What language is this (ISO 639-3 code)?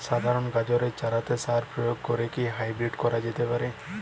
ben